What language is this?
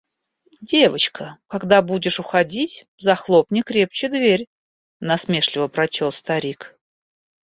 Russian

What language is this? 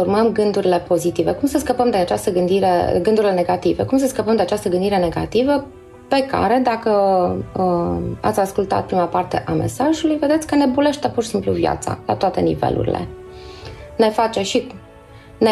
Romanian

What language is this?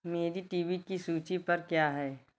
Hindi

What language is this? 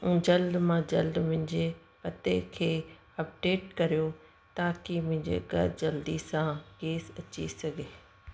Sindhi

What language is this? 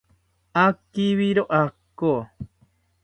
South Ucayali Ashéninka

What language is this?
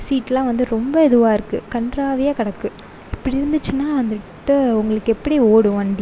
Tamil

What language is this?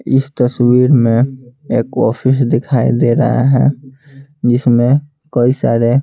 Hindi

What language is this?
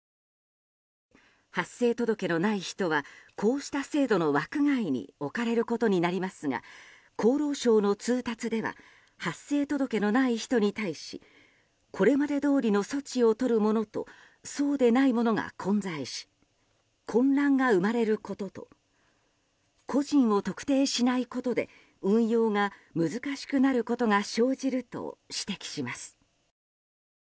Japanese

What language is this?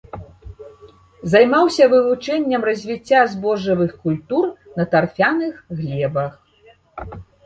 Belarusian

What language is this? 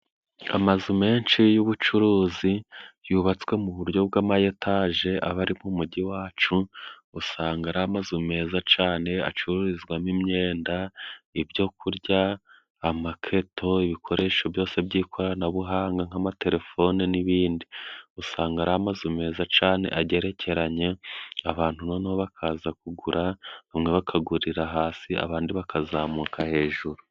Kinyarwanda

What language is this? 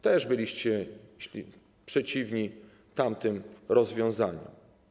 Polish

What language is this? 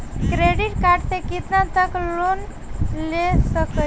Bhojpuri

